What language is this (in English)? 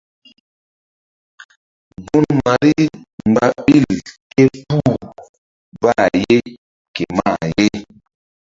Mbum